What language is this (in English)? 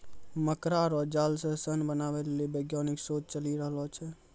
Maithili